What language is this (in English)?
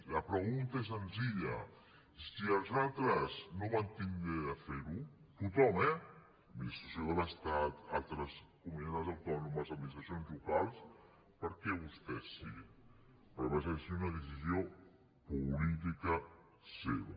Catalan